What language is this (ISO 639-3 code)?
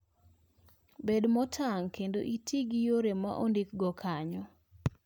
luo